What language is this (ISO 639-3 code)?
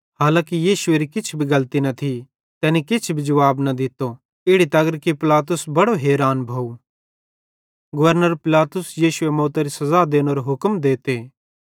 bhd